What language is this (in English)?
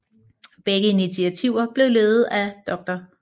Danish